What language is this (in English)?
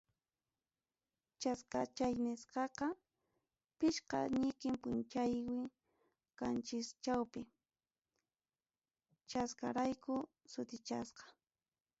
Ayacucho Quechua